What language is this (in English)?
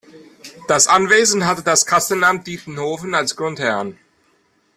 German